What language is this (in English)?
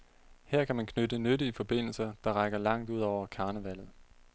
Danish